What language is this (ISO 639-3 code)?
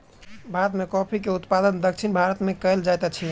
mai